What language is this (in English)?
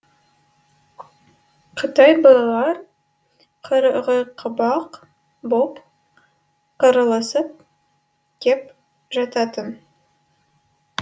Kazakh